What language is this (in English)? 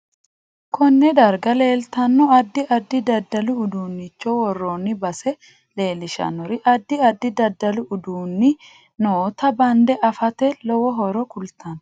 Sidamo